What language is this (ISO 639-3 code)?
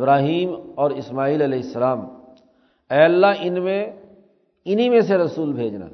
urd